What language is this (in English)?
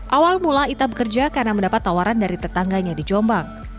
Indonesian